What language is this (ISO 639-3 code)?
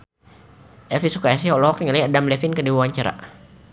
sun